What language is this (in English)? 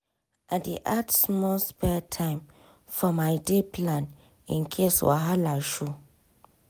Nigerian Pidgin